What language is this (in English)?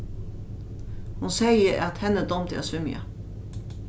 Faroese